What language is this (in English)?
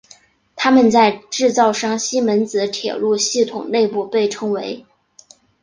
Chinese